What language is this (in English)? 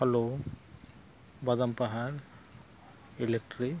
Santali